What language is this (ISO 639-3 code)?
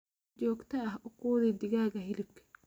som